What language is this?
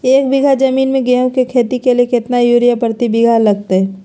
Magahi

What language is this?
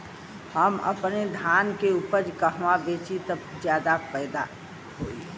Bhojpuri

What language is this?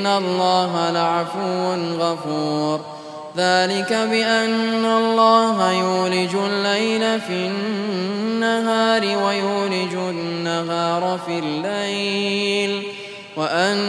Arabic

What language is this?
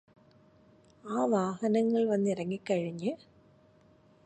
Malayalam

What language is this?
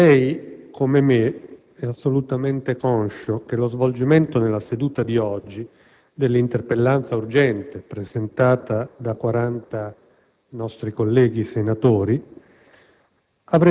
Italian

